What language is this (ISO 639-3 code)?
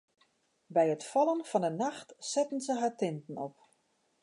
fry